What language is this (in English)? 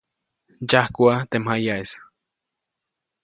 Copainalá Zoque